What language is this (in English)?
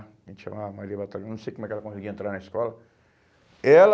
Portuguese